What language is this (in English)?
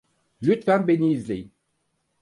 Turkish